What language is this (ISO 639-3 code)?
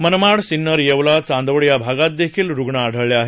mar